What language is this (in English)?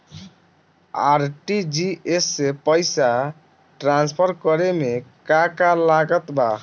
Bhojpuri